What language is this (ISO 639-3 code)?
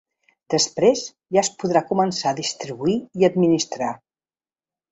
cat